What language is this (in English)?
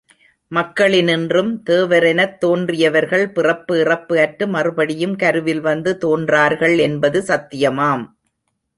Tamil